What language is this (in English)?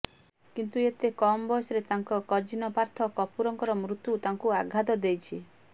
Odia